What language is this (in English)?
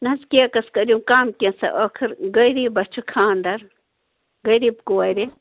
Kashmiri